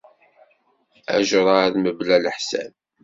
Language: Kabyle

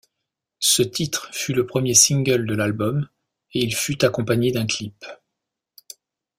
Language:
French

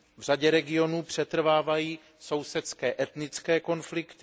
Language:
Czech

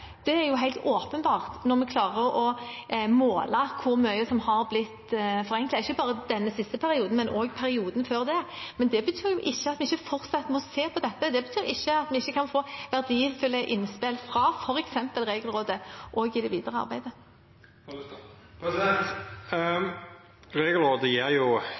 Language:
Norwegian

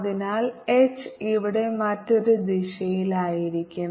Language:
Malayalam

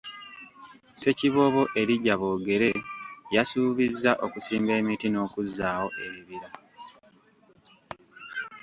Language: Ganda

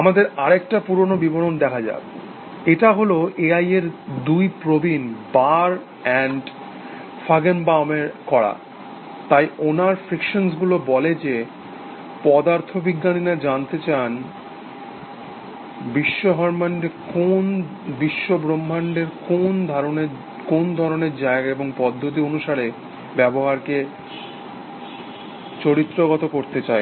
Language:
Bangla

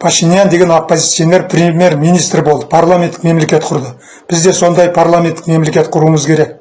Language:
Kazakh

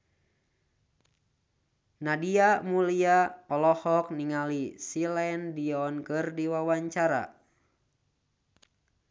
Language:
Sundanese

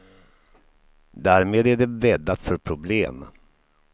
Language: Swedish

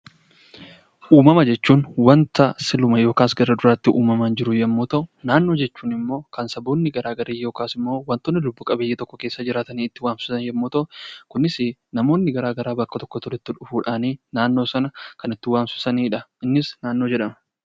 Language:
Oromo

